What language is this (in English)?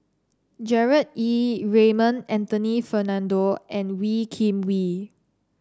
English